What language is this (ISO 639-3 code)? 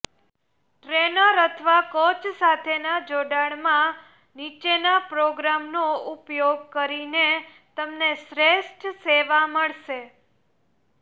guj